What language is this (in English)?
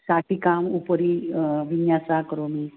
Sanskrit